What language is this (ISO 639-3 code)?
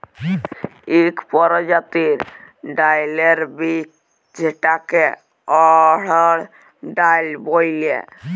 ben